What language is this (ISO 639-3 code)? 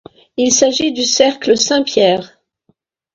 fra